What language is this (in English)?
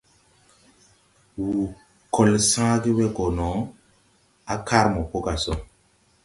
Tupuri